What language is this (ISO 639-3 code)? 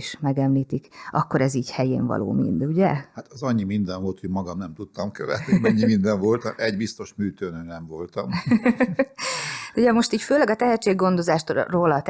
hun